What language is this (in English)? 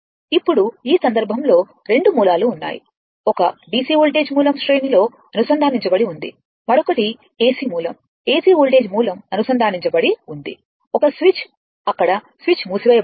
Telugu